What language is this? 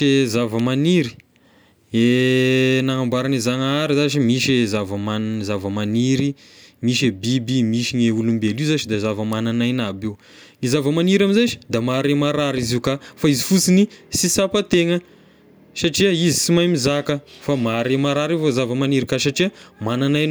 Tesaka Malagasy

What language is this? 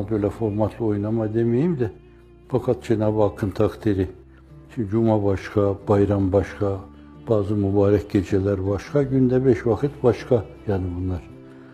Turkish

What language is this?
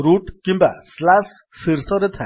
Odia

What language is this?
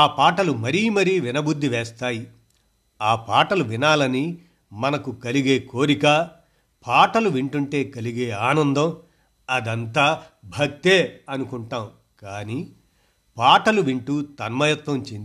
Telugu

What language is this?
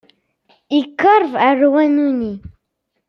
Kabyle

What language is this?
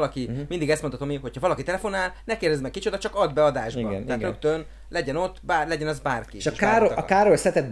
Hungarian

